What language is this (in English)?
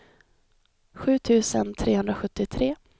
Swedish